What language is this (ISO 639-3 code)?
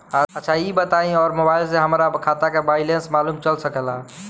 bho